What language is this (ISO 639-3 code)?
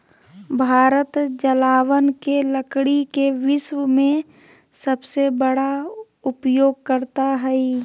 mag